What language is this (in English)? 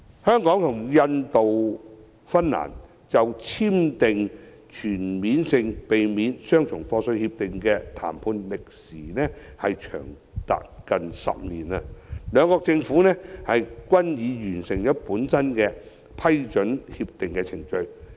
Cantonese